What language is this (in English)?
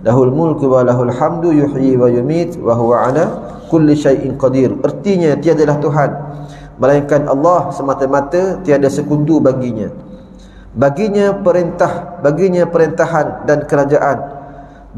Malay